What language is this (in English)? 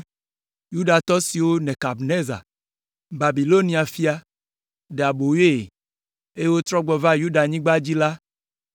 Ewe